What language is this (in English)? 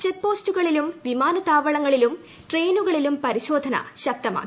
Malayalam